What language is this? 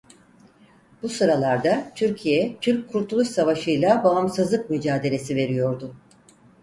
Turkish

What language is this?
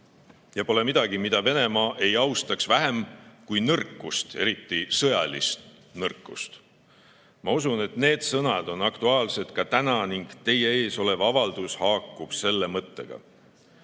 Estonian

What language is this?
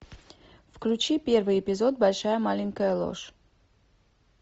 Russian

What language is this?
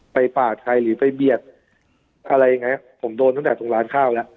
Thai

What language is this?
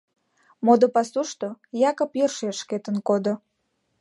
Mari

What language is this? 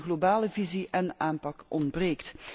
Dutch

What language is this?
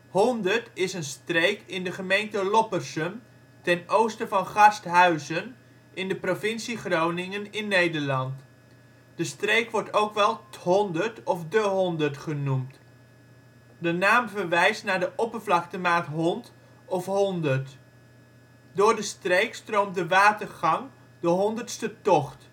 Dutch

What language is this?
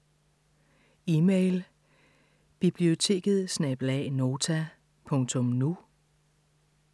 Danish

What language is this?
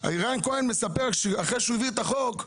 Hebrew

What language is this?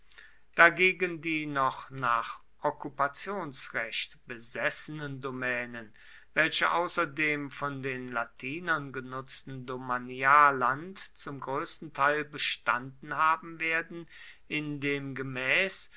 German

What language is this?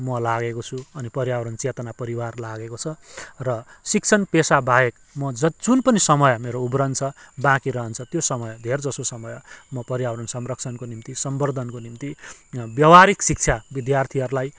Nepali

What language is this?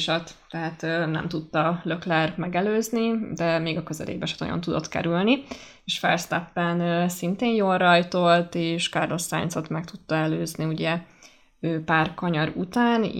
Hungarian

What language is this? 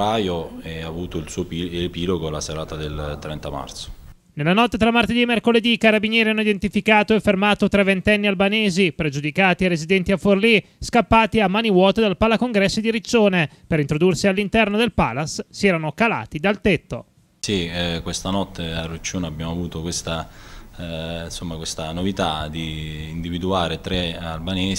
Italian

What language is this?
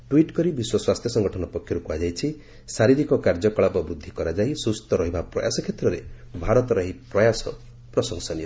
Odia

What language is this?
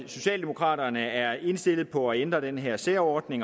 Danish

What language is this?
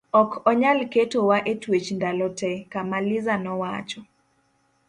Luo (Kenya and Tanzania)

